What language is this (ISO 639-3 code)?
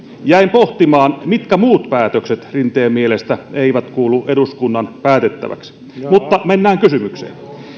fin